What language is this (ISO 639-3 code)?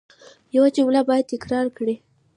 pus